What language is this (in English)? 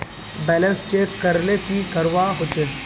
Magahi